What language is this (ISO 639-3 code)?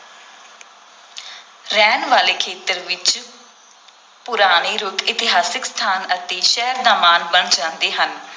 pan